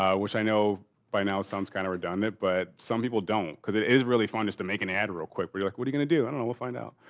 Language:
English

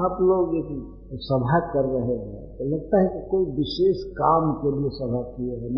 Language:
Hindi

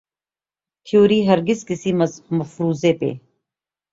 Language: Urdu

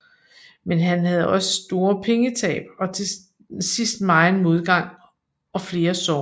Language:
Danish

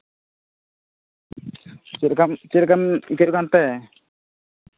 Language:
Santali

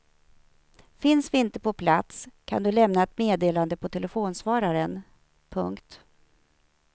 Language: Swedish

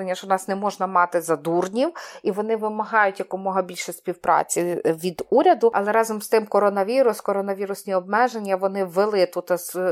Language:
Ukrainian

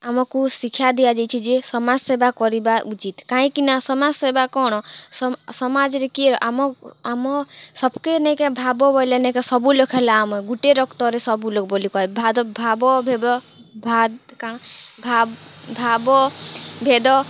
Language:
Odia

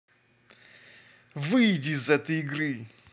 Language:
Russian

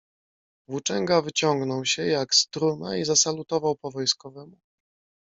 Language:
Polish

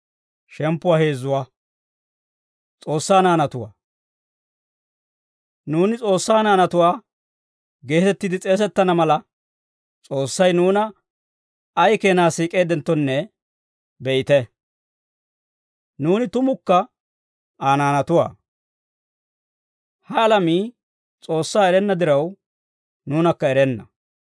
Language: Dawro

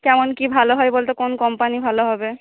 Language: Bangla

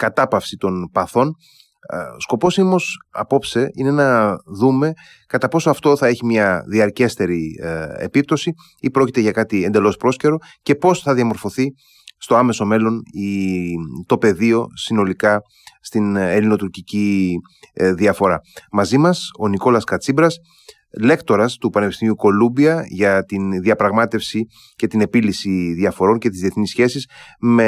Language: Greek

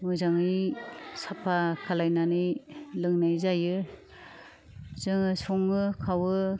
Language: Bodo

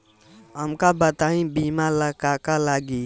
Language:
Bhojpuri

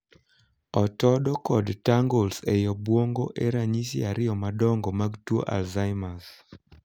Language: Luo (Kenya and Tanzania)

